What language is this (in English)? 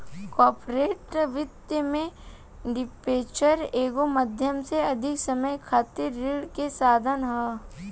Bhojpuri